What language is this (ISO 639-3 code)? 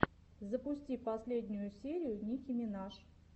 rus